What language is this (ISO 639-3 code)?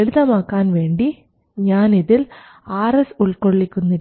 mal